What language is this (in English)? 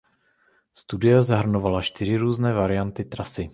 Czech